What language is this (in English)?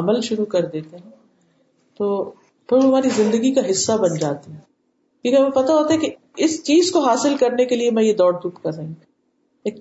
Urdu